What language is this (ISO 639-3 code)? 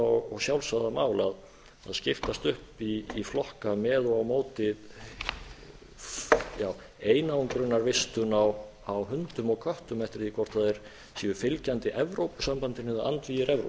isl